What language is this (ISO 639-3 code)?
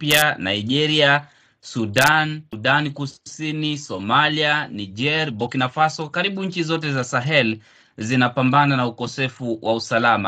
swa